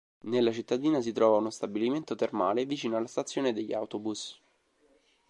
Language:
Italian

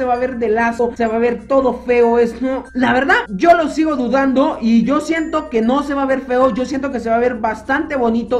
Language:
Spanish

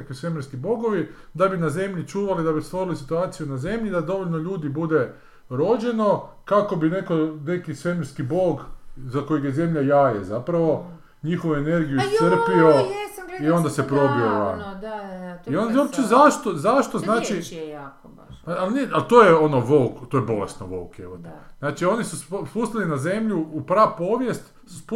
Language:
Croatian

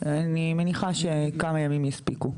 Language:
Hebrew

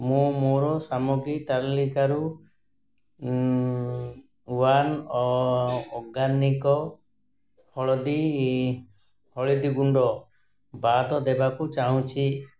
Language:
Odia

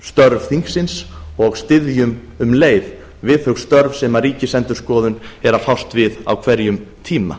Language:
Icelandic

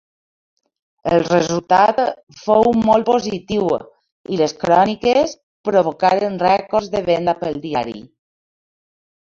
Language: Catalan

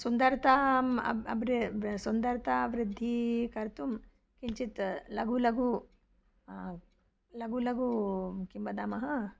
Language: Sanskrit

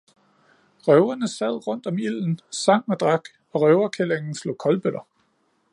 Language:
Danish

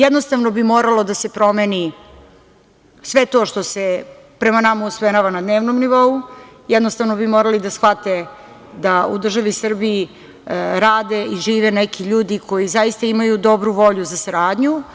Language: Serbian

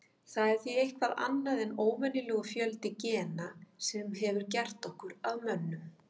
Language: Icelandic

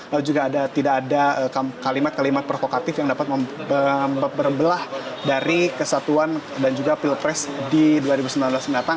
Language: Indonesian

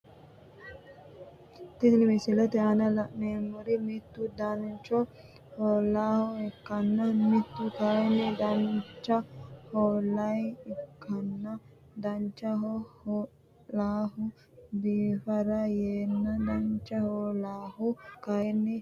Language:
Sidamo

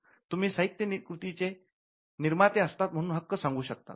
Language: Marathi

